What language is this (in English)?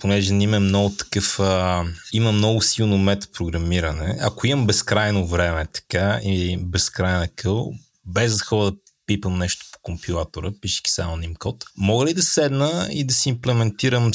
Bulgarian